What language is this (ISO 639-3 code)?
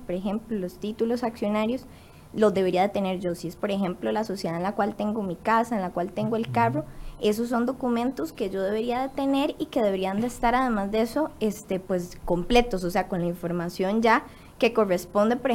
spa